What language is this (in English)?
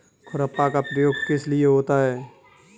Hindi